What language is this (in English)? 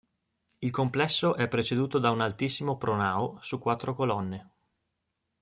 Italian